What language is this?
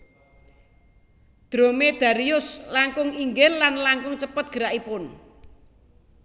Javanese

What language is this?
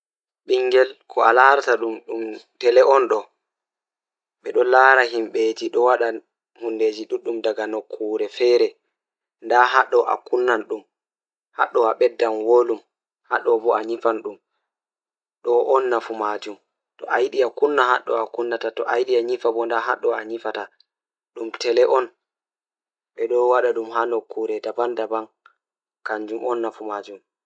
Fula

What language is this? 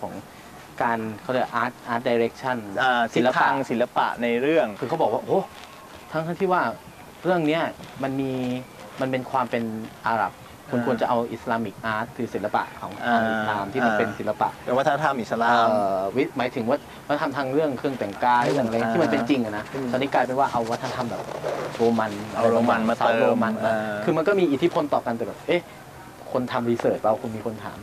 Thai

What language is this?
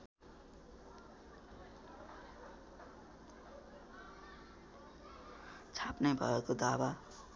Nepali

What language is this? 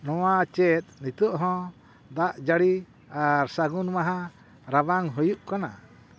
Santali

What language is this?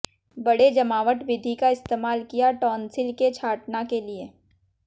Hindi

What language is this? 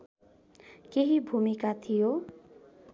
Nepali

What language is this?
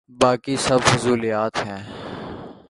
Urdu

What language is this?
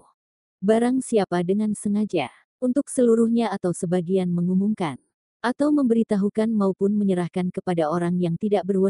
Indonesian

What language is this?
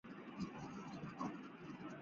Chinese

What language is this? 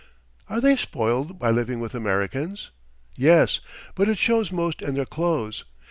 English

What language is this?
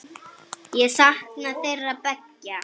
Icelandic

